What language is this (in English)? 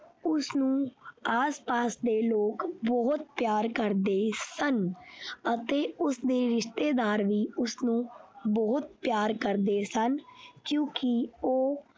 Punjabi